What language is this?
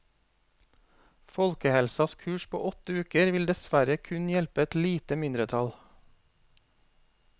Norwegian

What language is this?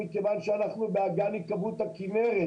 Hebrew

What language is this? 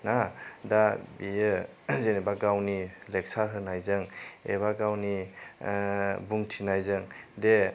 Bodo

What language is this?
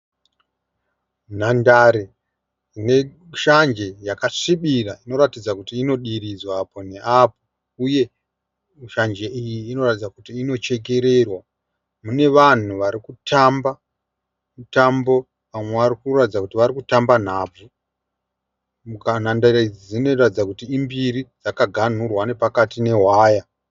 Shona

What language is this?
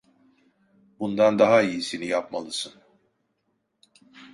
Turkish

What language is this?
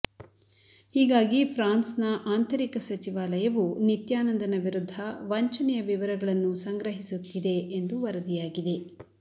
Kannada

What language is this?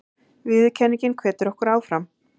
Icelandic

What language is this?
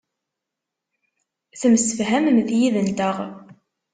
Kabyle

